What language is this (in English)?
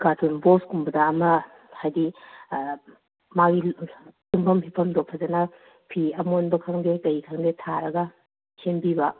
Manipuri